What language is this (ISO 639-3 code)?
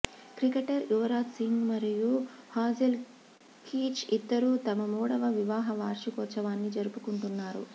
tel